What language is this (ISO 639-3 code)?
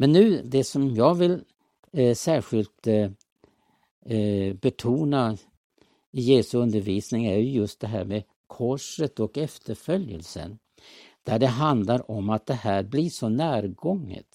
swe